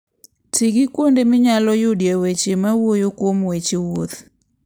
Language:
Luo (Kenya and Tanzania)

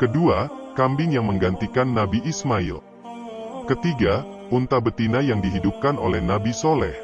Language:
Indonesian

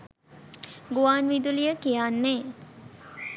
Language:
Sinhala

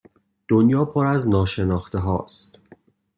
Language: Persian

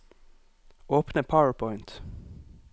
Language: Norwegian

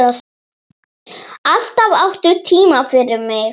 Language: Icelandic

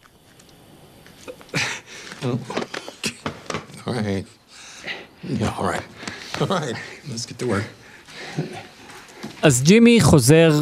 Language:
Hebrew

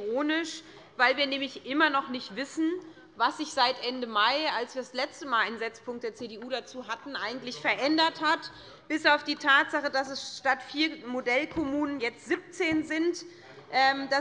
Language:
German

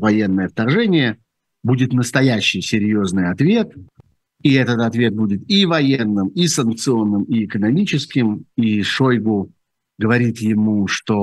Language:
Russian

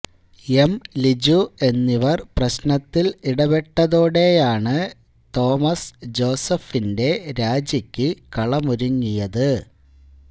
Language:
Malayalam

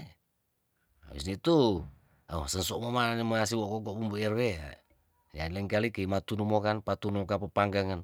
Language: Tondano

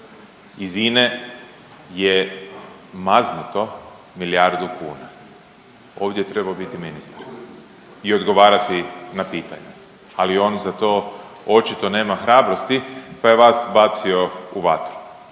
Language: Croatian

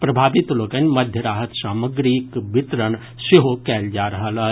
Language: Maithili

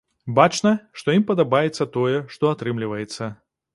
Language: Belarusian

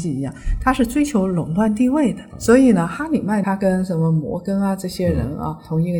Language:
Chinese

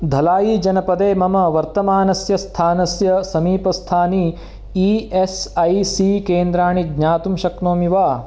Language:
Sanskrit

